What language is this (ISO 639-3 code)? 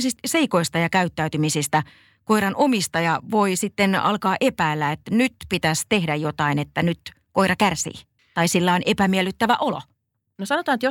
fin